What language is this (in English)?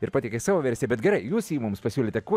Lithuanian